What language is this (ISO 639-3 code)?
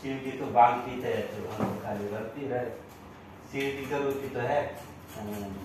hin